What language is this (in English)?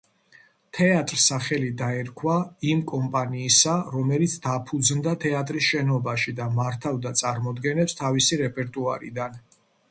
Georgian